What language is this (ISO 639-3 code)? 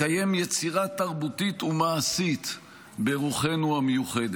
heb